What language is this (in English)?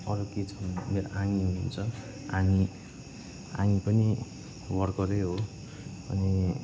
Nepali